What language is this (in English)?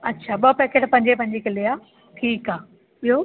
Sindhi